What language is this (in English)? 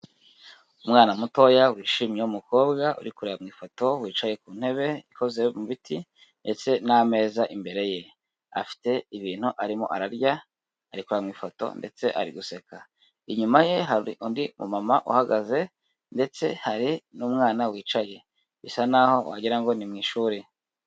Kinyarwanda